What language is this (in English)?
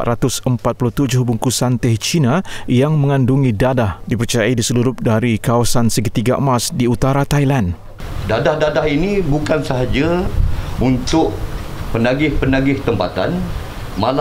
Malay